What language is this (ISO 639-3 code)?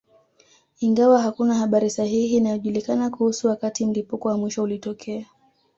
swa